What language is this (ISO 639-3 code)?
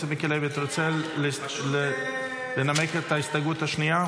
heb